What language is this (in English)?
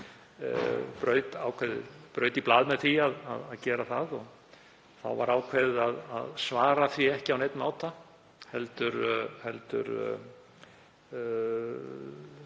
Icelandic